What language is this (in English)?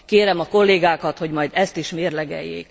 Hungarian